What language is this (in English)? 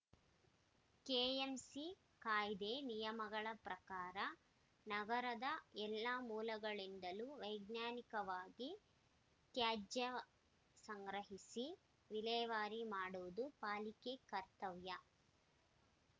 Kannada